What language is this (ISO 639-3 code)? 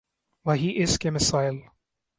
urd